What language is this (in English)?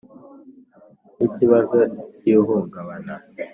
Kinyarwanda